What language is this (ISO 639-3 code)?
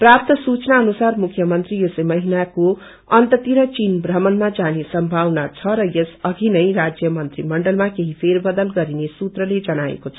nep